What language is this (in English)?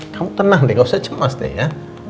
Indonesian